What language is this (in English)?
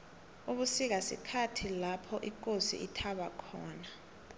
South Ndebele